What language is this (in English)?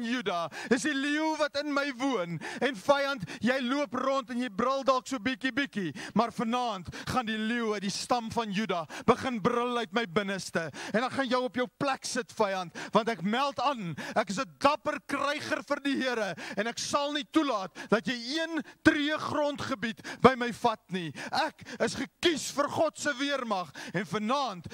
Dutch